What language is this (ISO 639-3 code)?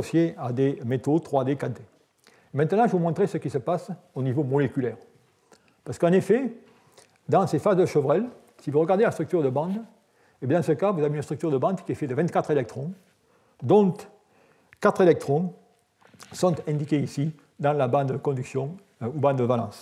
fra